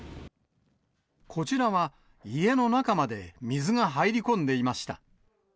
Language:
Japanese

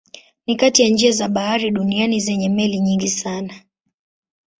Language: Swahili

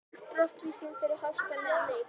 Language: Icelandic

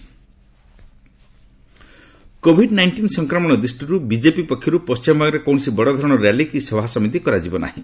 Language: Odia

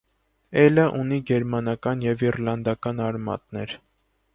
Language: Armenian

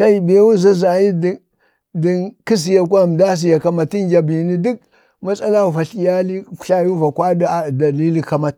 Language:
Bade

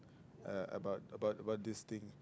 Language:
English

